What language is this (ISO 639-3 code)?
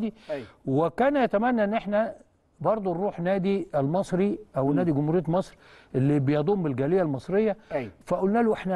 ara